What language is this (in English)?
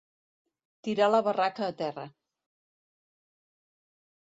Catalan